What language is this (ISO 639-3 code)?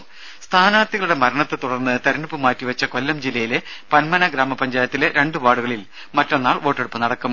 mal